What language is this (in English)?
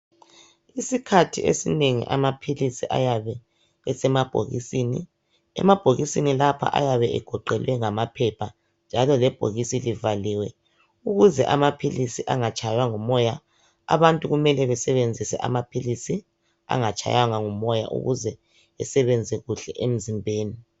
North Ndebele